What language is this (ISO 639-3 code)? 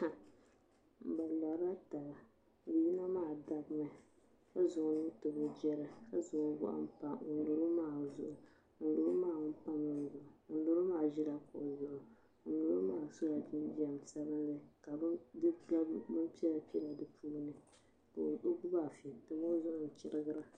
dag